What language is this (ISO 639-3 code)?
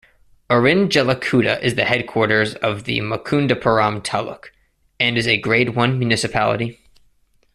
eng